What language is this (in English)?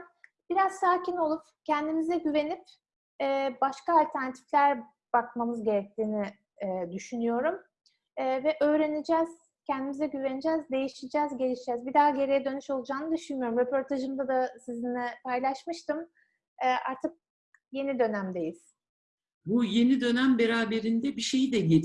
Turkish